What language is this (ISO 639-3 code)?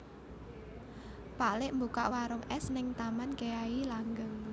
jav